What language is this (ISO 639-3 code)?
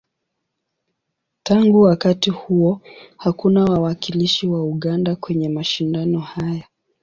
swa